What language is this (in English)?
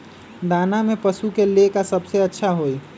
Magahi